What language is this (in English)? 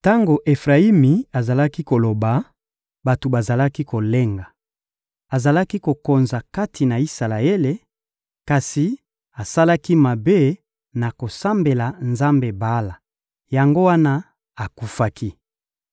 Lingala